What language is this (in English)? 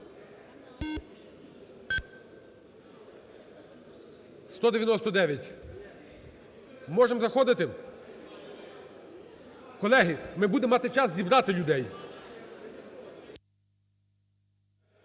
Ukrainian